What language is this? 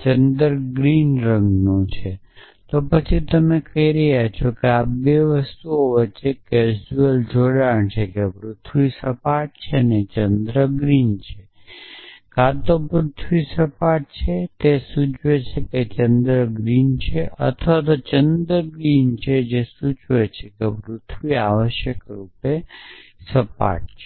Gujarati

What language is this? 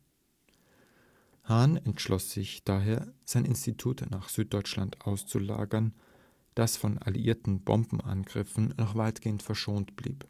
German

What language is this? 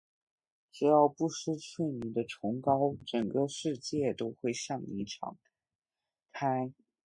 Chinese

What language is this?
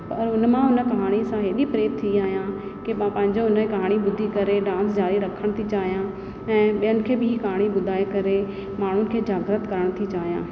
Sindhi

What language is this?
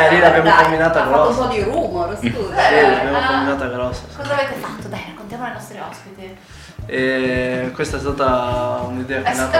Italian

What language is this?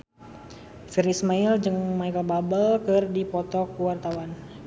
Sundanese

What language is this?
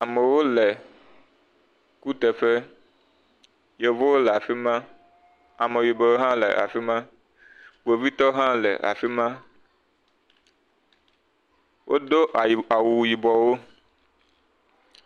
Ewe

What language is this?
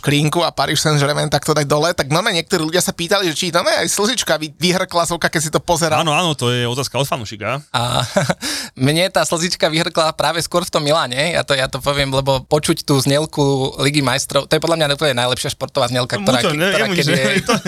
Slovak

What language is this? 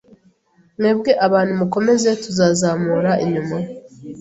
Kinyarwanda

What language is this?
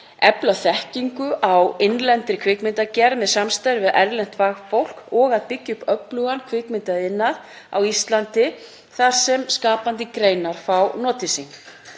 Icelandic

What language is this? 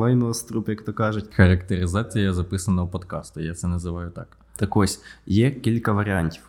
Ukrainian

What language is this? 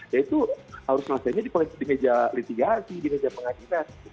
Indonesian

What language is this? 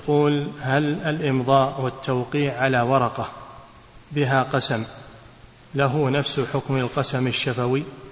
Arabic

